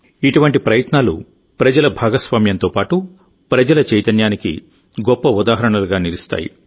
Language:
Telugu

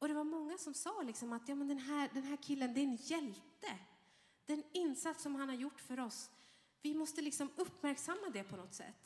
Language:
Swedish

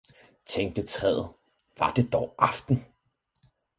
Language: Danish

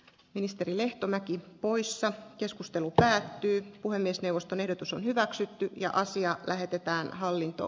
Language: Finnish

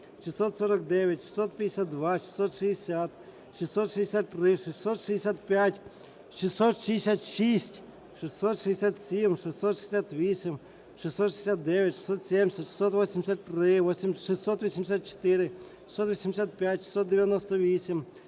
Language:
Ukrainian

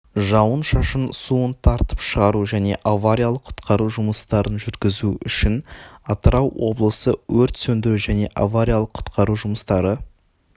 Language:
Kazakh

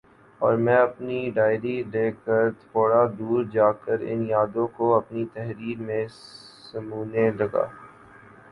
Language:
Urdu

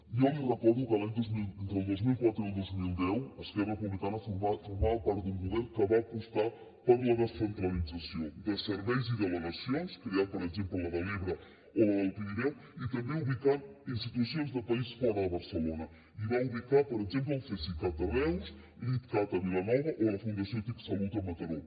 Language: Catalan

